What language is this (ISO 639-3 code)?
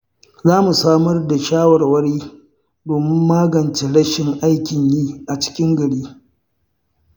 hau